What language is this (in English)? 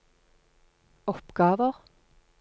Norwegian